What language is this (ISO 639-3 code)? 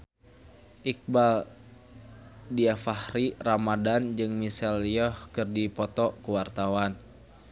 sun